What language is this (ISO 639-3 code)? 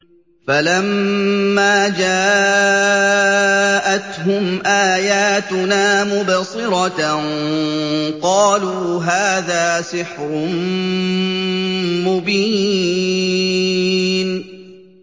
ara